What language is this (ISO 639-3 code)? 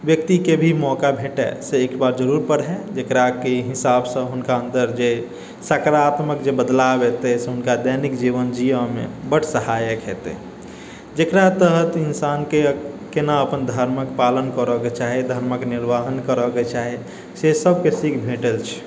mai